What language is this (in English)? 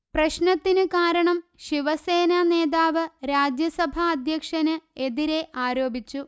Malayalam